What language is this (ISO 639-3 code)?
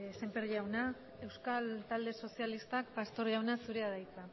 eus